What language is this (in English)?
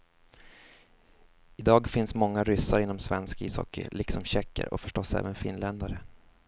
Swedish